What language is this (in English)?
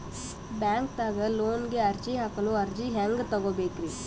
Kannada